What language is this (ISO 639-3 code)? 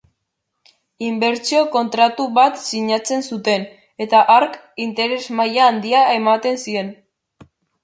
eus